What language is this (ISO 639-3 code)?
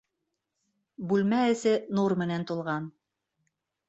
bak